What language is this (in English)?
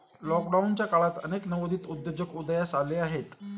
Marathi